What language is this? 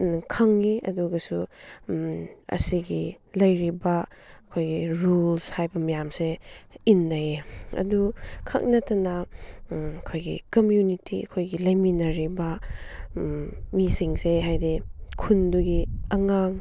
Manipuri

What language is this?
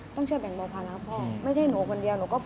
Thai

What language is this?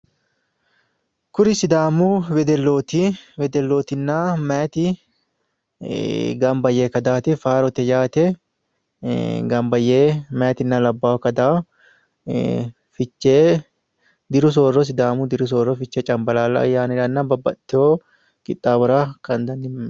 Sidamo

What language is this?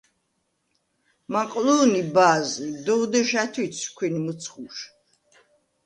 Svan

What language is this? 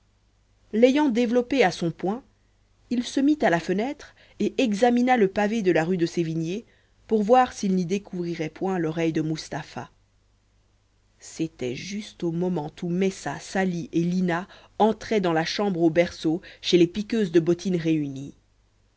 French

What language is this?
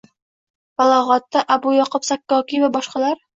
Uzbek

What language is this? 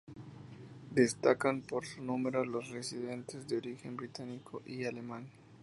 Spanish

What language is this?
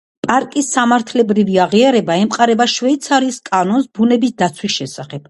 Georgian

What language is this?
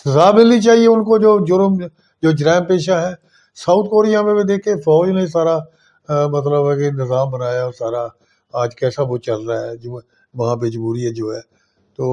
Urdu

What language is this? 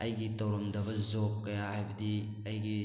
Manipuri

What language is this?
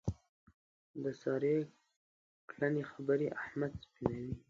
Pashto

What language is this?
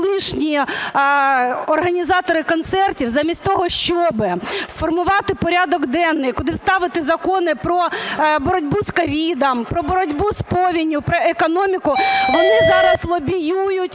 Ukrainian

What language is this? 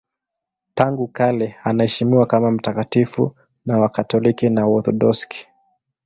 Swahili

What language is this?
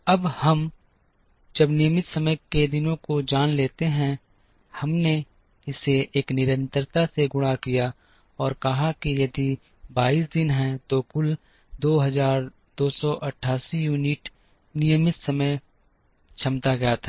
Hindi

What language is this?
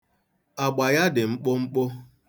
Igbo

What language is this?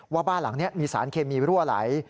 Thai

